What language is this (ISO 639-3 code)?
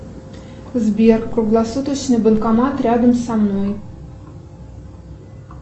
rus